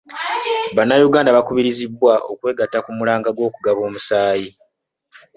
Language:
Ganda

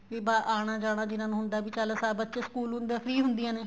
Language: Punjabi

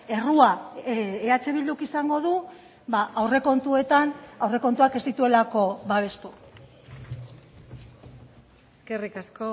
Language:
Basque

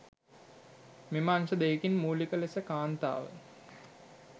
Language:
Sinhala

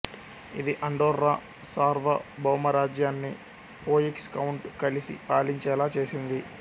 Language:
Telugu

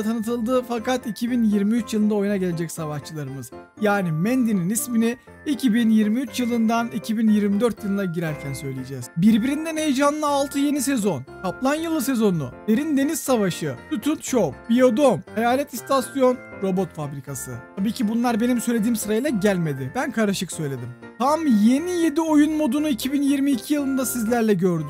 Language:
Turkish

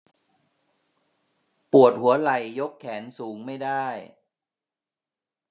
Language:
Thai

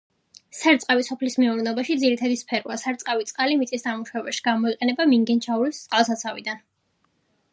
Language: Georgian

